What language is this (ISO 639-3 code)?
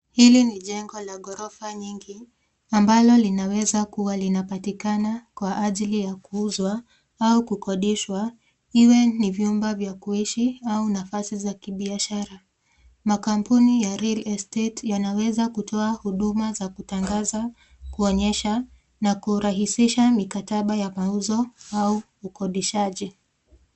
swa